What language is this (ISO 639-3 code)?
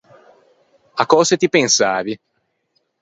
lij